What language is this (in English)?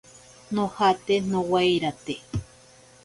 Ashéninka Perené